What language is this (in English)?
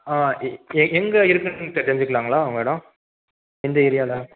Tamil